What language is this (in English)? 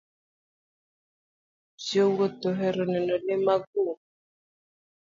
Luo (Kenya and Tanzania)